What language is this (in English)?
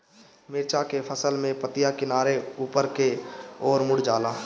Bhojpuri